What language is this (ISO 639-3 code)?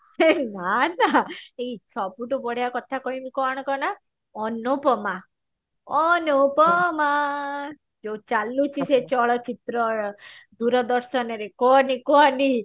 ori